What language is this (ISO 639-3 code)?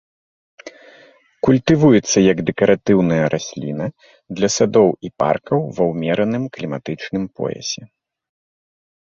bel